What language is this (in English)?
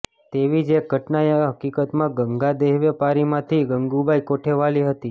Gujarati